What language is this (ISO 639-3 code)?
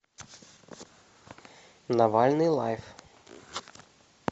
rus